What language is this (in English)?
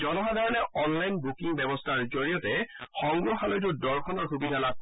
Assamese